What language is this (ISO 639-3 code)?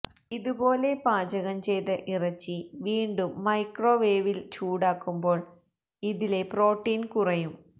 mal